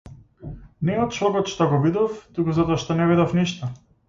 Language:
Macedonian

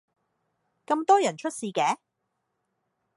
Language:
Cantonese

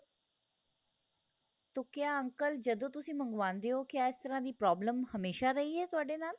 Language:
Punjabi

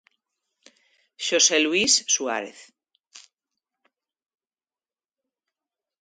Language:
Galician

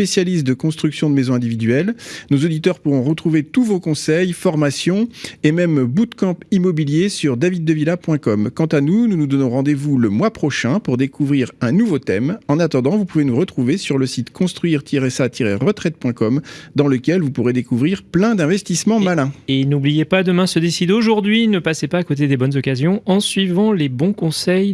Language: French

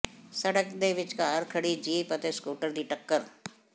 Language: Punjabi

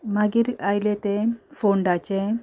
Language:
Konkani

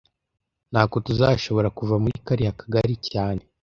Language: Kinyarwanda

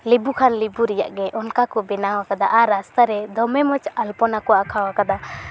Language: Santali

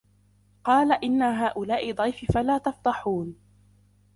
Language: Arabic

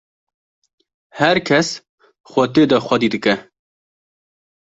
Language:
Kurdish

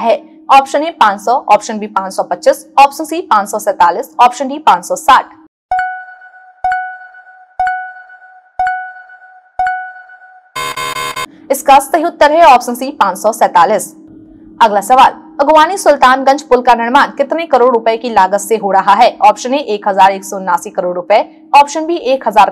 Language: Hindi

